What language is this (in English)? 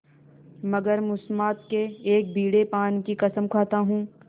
Hindi